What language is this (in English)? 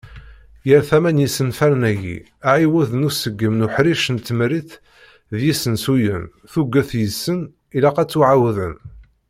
Kabyle